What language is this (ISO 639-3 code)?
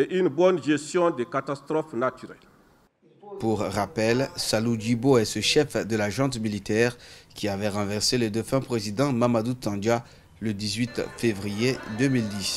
fra